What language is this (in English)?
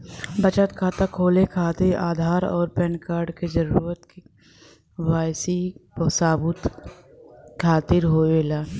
Bhojpuri